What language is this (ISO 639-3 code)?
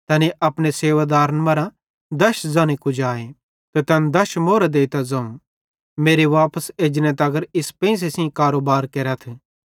bhd